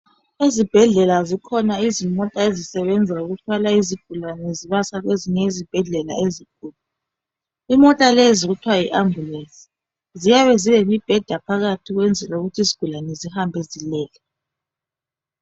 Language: North Ndebele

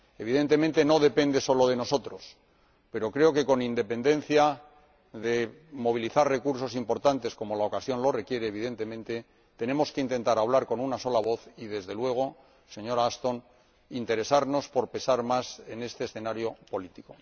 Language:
Spanish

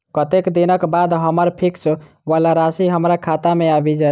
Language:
Maithili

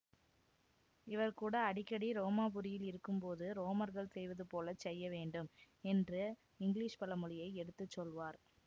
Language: Tamil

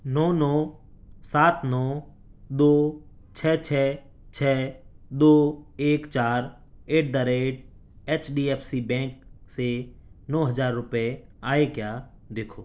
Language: Urdu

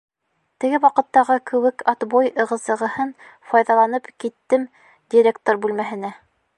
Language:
Bashkir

